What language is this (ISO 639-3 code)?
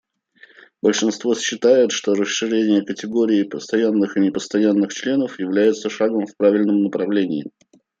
rus